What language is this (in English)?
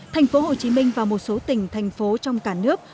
Vietnamese